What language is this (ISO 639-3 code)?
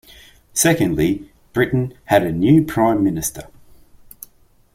eng